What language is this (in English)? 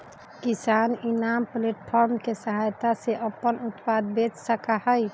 Magahi